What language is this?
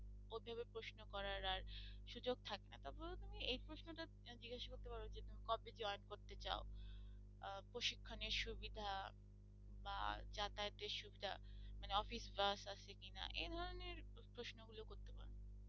Bangla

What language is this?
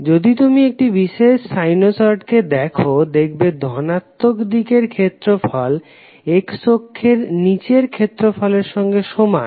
Bangla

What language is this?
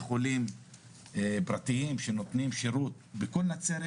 Hebrew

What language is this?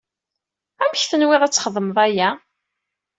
Kabyle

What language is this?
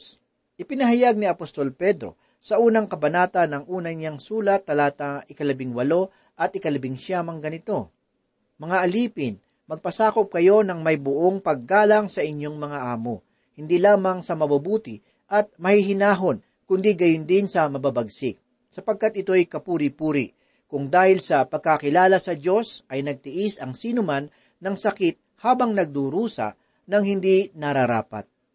Filipino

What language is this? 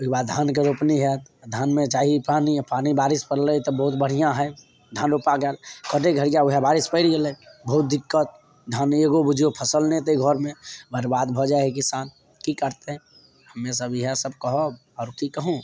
Maithili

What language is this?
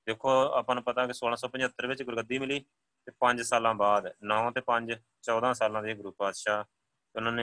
Punjabi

